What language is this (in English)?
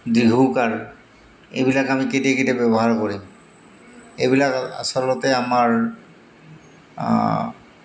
Assamese